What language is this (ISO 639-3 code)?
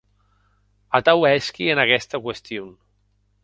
oci